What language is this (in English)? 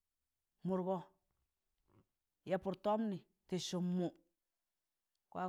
Tangale